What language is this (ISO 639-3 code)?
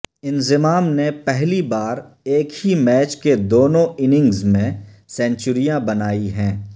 urd